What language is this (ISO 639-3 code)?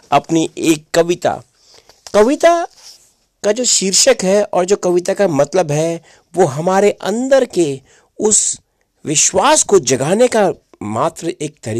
hin